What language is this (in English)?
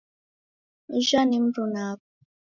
Taita